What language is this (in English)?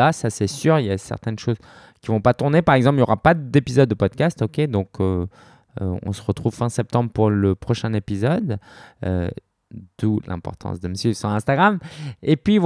French